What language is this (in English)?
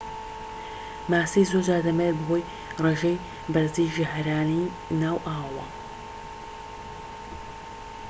Central Kurdish